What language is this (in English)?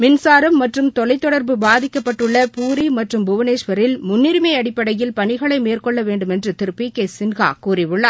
Tamil